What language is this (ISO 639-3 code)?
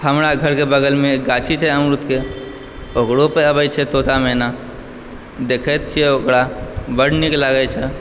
mai